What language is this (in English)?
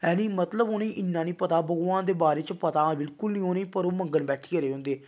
Dogri